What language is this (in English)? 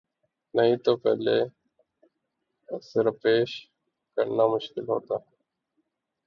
Urdu